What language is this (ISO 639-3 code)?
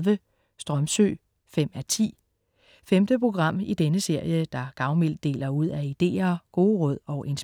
dan